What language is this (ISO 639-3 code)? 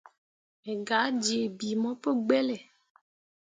mua